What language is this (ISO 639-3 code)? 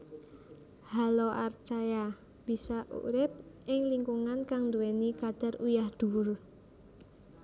jav